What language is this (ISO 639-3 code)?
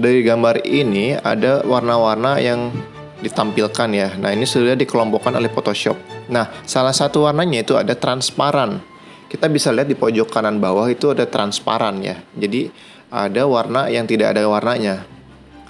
ind